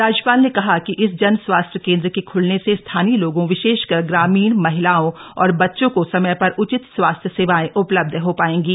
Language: Hindi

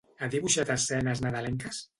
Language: Catalan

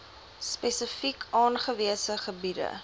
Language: Afrikaans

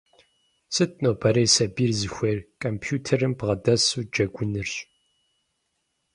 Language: Kabardian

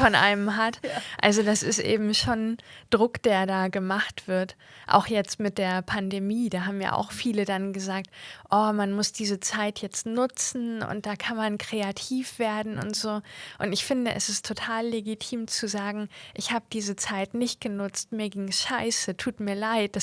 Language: German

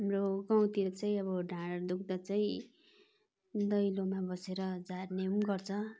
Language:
Nepali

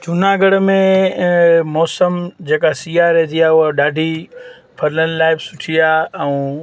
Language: Sindhi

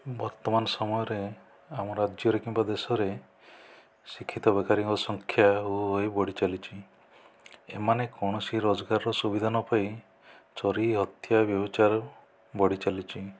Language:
Odia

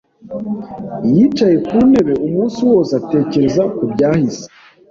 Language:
Kinyarwanda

